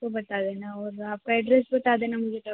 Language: Hindi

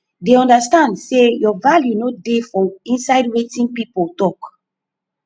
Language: Nigerian Pidgin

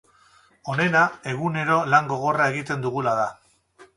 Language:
Basque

